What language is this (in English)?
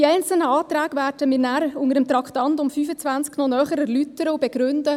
Swiss German